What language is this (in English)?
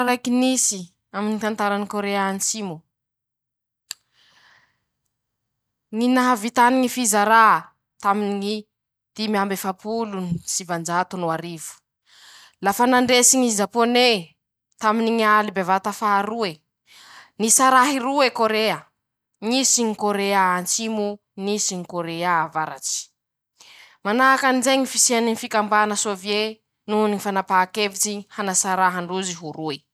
Masikoro Malagasy